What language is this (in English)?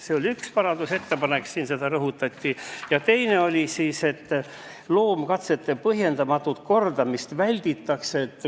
Estonian